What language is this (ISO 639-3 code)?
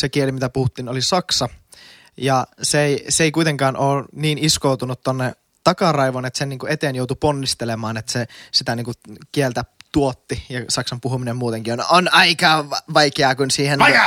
fin